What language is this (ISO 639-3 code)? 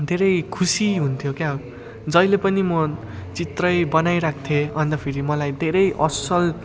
nep